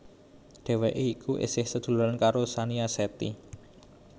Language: Javanese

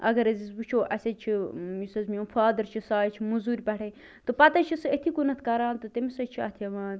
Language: Kashmiri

